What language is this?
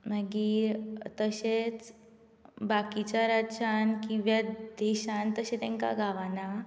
Konkani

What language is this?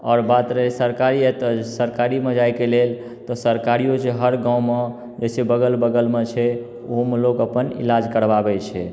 Maithili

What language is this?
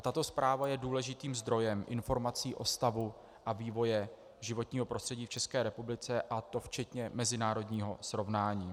Czech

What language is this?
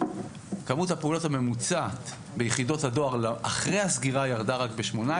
Hebrew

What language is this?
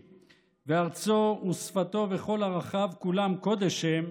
Hebrew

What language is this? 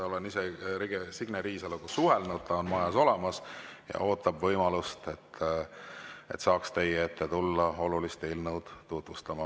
Estonian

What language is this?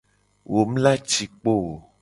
Gen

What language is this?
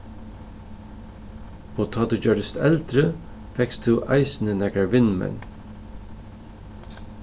Faroese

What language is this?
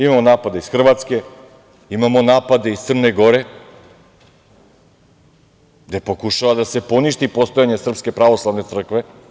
Serbian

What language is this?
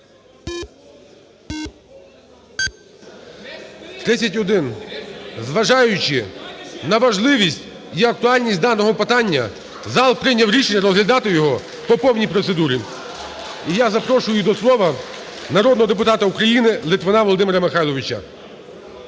Ukrainian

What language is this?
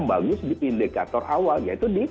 Indonesian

